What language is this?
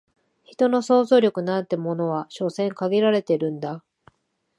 Japanese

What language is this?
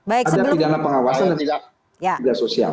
Indonesian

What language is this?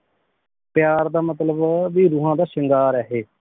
Punjabi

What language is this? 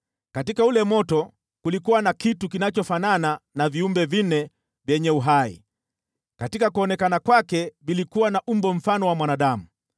Swahili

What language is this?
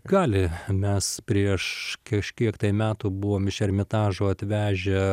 Lithuanian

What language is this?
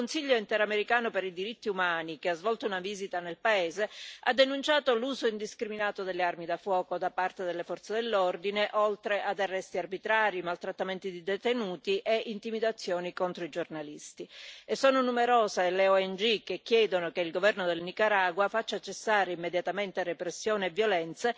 Italian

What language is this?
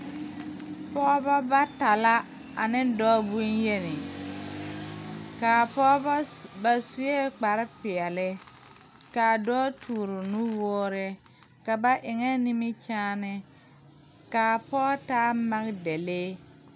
Southern Dagaare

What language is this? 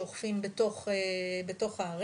Hebrew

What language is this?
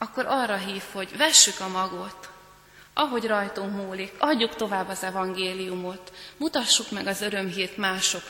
Hungarian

